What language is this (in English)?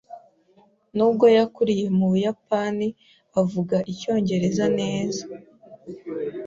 Kinyarwanda